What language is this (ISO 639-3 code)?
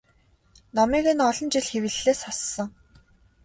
mon